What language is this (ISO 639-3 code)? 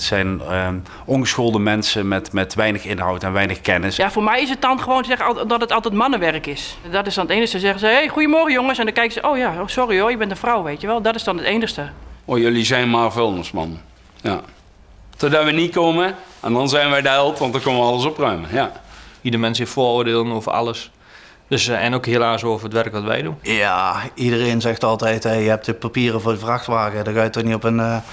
nld